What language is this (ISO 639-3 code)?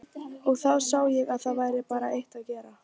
isl